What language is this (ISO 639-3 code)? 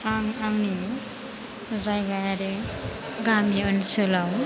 brx